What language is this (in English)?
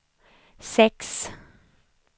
Swedish